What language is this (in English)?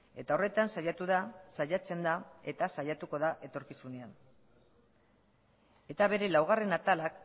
Basque